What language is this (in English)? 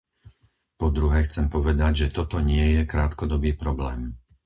Slovak